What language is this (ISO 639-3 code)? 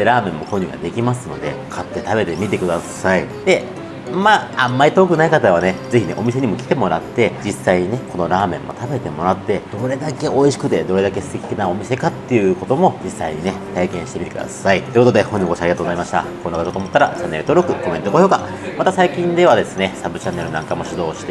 jpn